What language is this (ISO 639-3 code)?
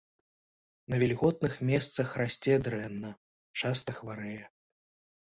bel